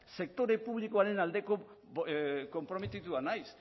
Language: Basque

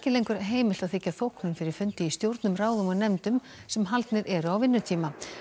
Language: Icelandic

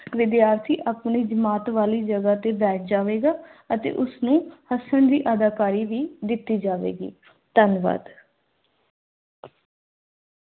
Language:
Punjabi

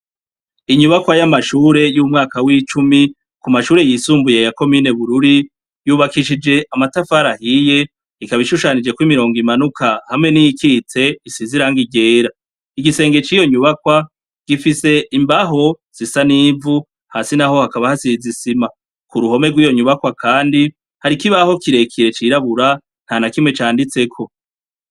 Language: Rundi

